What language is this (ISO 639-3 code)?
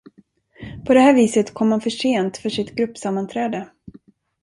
swe